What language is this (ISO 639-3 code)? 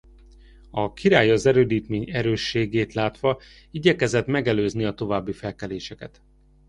hun